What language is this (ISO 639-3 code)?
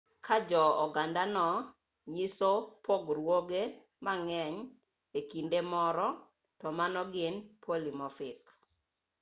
luo